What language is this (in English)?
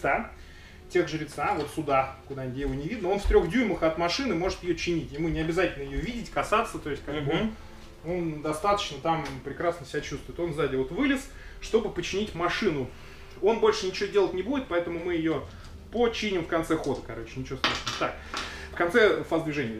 Russian